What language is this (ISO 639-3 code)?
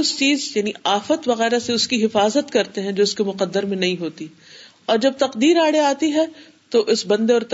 urd